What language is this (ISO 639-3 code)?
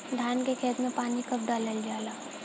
bho